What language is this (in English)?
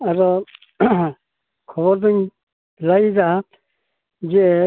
Santali